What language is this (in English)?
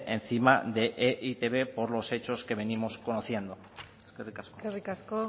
Spanish